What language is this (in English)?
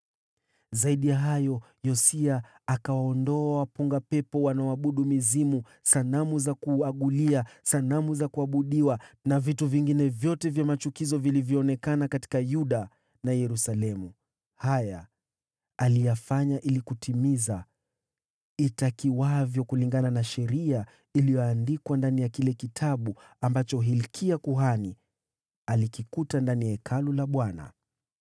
Swahili